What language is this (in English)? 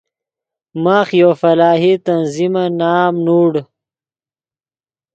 Yidgha